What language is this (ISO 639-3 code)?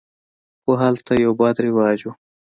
pus